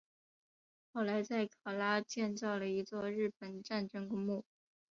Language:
Chinese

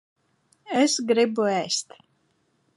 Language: Latvian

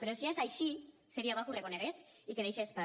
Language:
Catalan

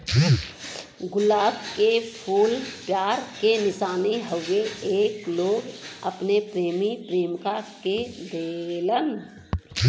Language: Bhojpuri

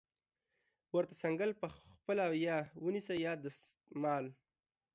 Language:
Pashto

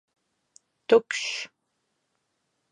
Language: Latvian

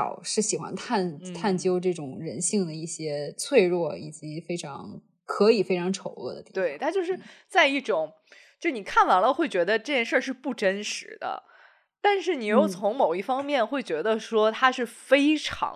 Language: Chinese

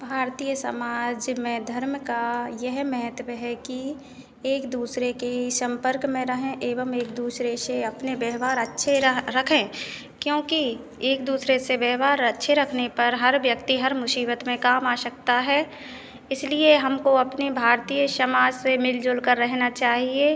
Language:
Hindi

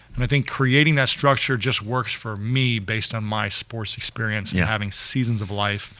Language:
English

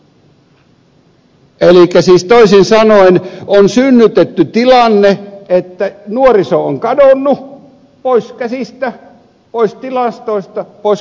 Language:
Finnish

